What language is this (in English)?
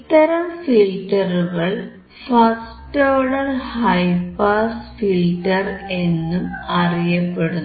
Malayalam